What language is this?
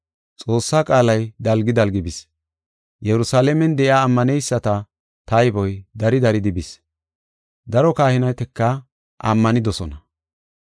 Gofa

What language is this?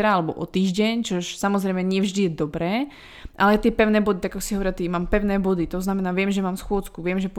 Czech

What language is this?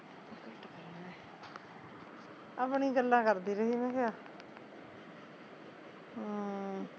Punjabi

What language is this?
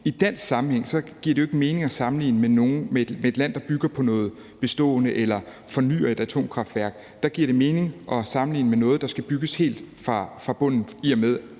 Danish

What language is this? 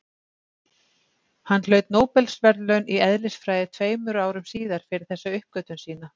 Icelandic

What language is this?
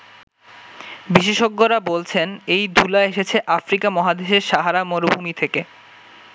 Bangla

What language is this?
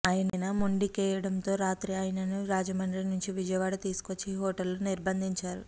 Telugu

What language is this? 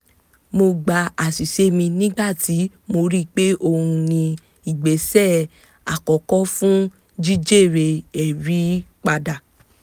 Yoruba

